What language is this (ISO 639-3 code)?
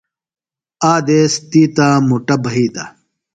phl